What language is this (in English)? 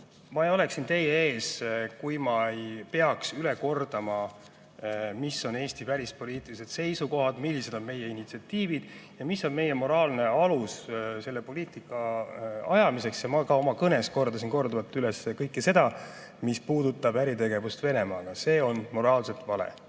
Estonian